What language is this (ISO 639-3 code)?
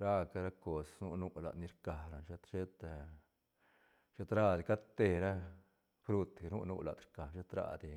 ztn